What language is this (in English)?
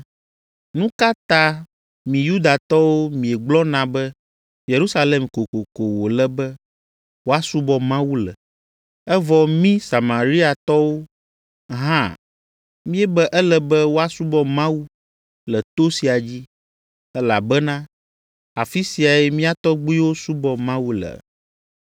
Ewe